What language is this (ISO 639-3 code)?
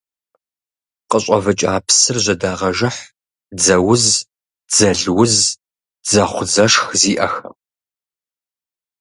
kbd